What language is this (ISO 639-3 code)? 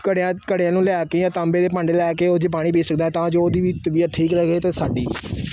pan